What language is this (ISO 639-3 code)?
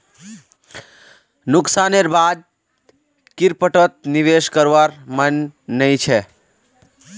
mag